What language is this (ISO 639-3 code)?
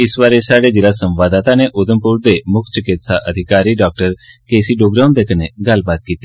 doi